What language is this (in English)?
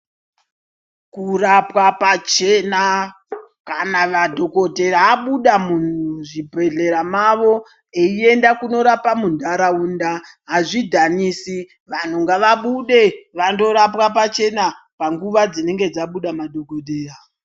Ndau